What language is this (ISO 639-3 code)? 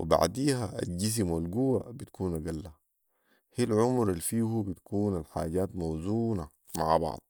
apd